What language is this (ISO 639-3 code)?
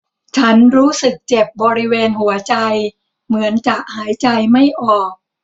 tha